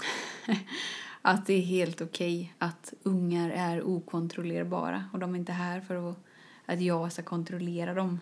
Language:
Swedish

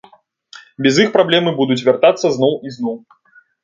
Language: Belarusian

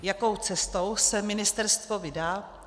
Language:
Czech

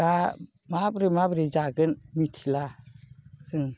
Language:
Bodo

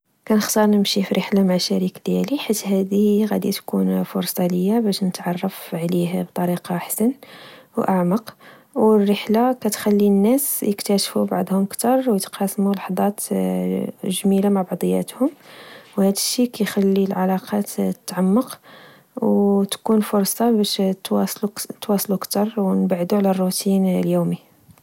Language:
Moroccan Arabic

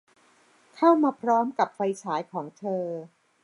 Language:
Thai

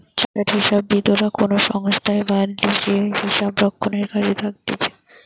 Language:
Bangla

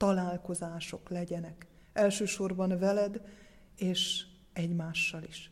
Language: Hungarian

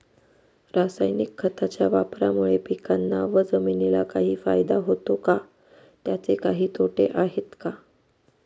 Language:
Marathi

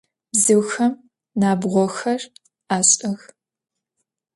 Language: Adyghe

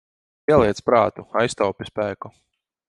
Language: Latvian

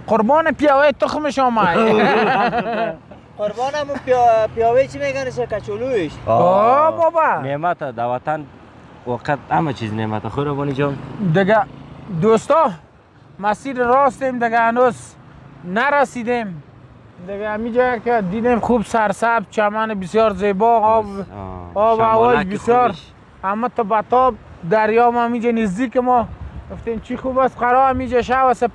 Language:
Persian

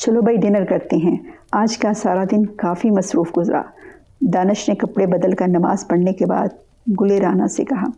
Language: Urdu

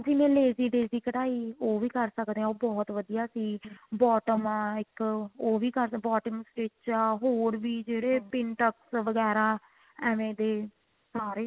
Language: Punjabi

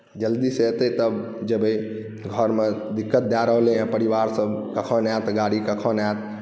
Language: Maithili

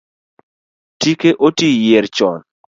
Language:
Luo (Kenya and Tanzania)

